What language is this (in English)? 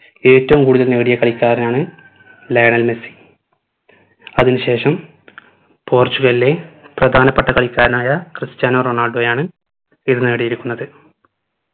Malayalam